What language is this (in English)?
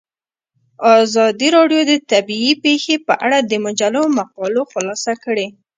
Pashto